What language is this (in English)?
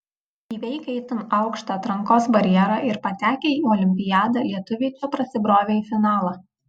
Lithuanian